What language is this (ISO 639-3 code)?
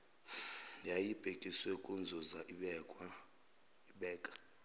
zul